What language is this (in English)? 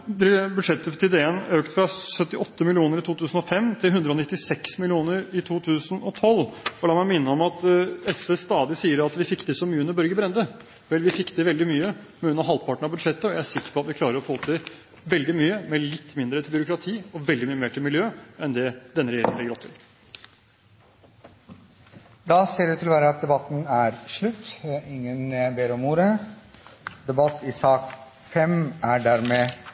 Norwegian Bokmål